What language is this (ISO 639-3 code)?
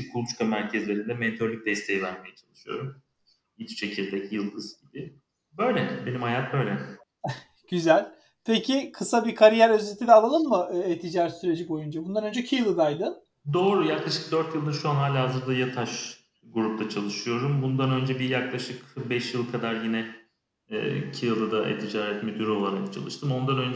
tur